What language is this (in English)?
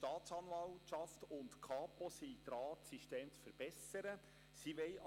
Swiss German